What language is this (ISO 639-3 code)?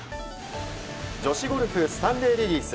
jpn